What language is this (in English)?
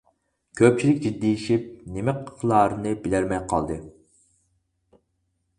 Uyghur